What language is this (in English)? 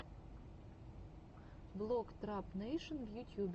Russian